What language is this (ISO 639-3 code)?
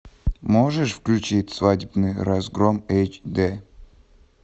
rus